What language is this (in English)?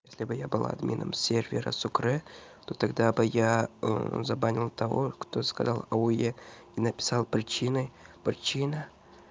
Russian